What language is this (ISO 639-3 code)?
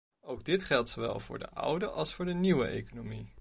nld